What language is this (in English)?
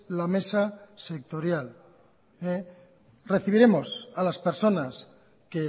Spanish